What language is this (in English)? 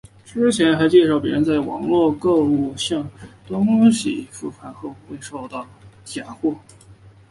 Chinese